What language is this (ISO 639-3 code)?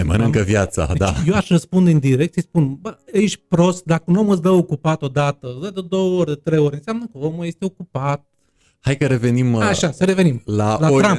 ron